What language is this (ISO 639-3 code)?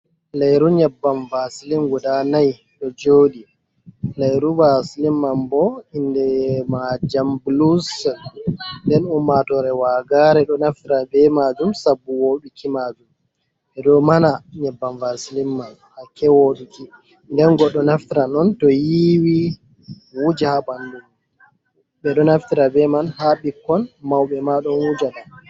ful